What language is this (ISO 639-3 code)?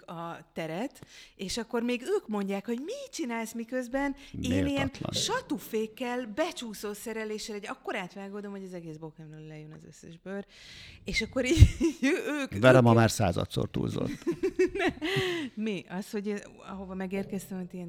hun